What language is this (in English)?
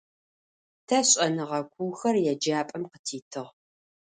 Adyghe